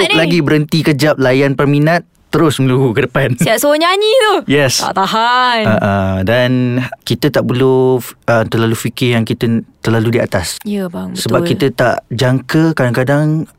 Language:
Malay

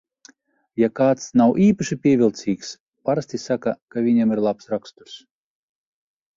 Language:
Latvian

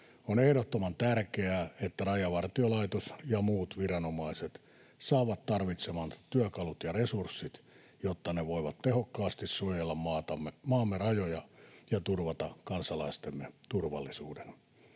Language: Finnish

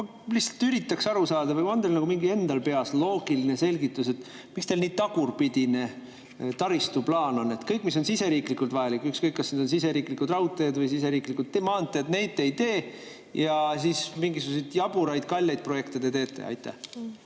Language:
Estonian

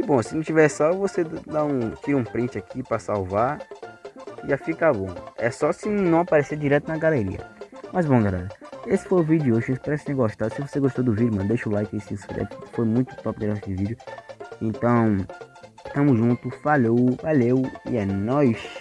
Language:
Portuguese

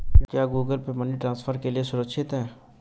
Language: Hindi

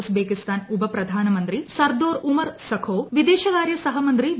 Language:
Malayalam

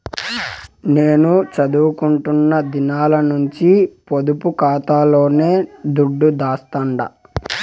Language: Telugu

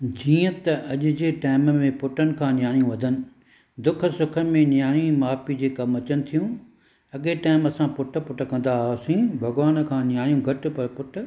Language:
Sindhi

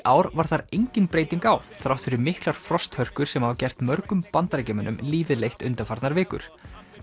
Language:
Icelandic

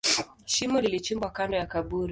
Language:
Swahili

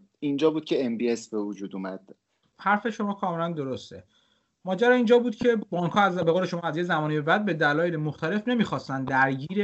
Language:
Persian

